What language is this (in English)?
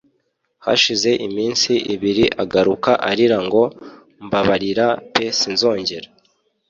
Kinyarwanda